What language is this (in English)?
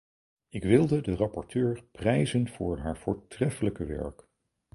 Dutch